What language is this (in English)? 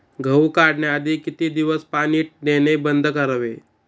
Marathi